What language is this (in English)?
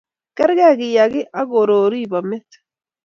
Kalenjin